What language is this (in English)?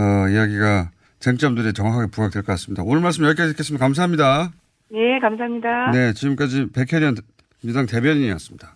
Korean